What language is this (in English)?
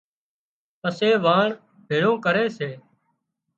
Wadiyara Koli